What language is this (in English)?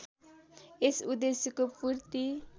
Nepali